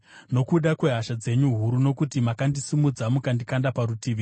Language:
Shona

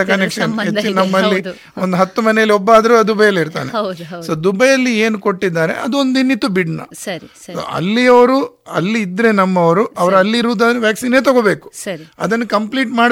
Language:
Kannada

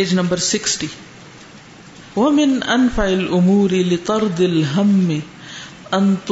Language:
Urdu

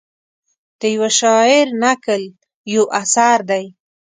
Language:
Pashto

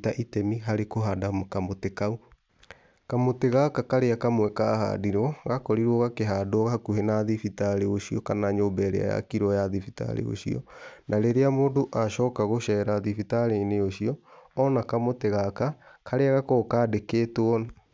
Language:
Kikuyu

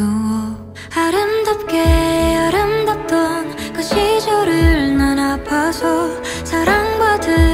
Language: Korean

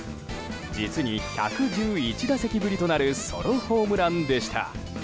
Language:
Japanese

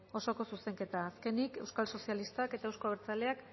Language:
Basque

